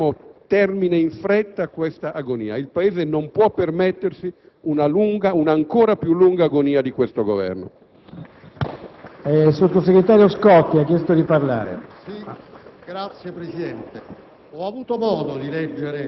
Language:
Italian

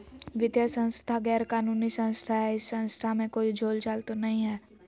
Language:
Magahi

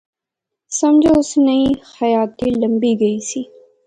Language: Pahari-Potwari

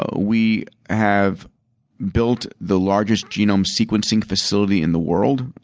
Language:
English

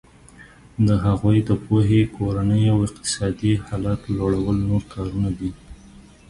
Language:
Pashto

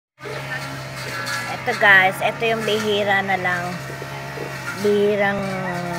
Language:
Filipino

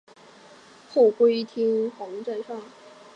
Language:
Chinese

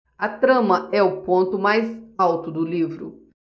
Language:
Portuguese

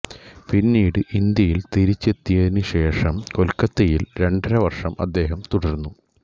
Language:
Malayalam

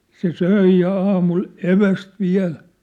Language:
Finnish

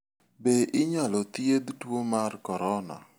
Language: Luo (Kenya and Tanzania)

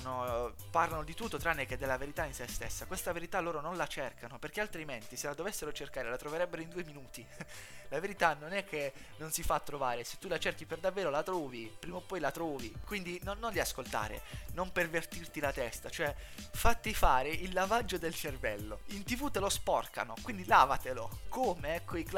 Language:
Italian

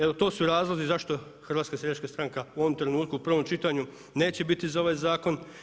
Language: Croatian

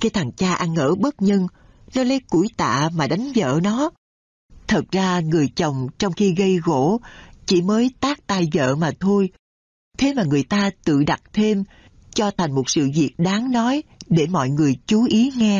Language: Vietnamese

